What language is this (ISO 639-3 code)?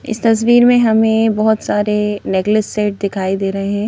hin